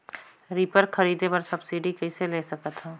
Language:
Chhattisgarhi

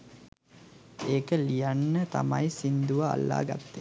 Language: Sinhala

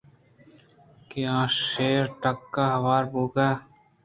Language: Eastern Balochi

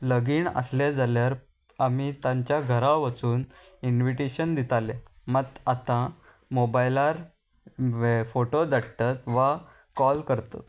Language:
Konkani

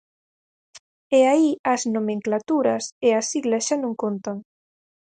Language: Galician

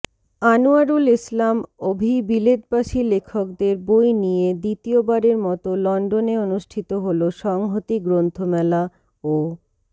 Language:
Bangla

